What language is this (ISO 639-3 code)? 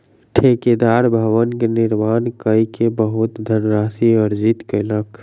mai